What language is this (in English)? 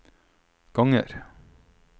Norwegian